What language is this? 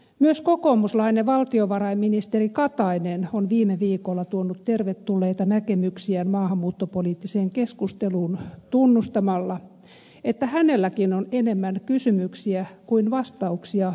Finnish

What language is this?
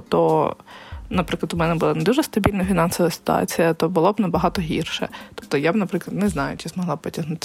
Ukrainian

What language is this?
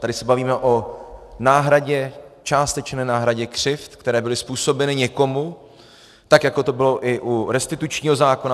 Czech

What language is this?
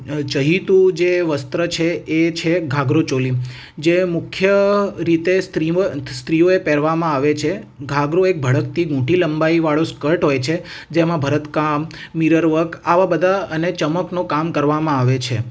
Gujarati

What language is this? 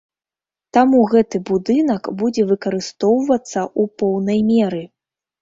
Belarusian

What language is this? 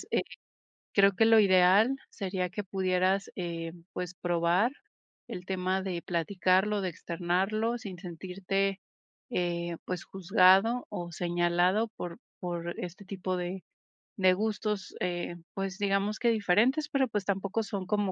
Spanish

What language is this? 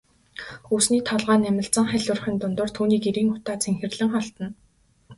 Mongolian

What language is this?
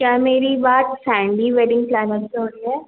Hindi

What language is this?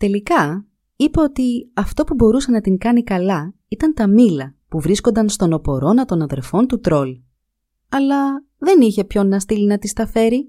Greek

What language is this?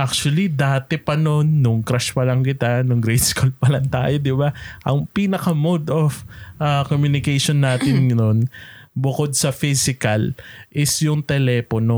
Filipino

